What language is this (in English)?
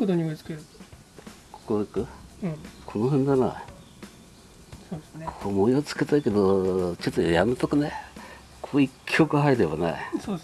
Japanese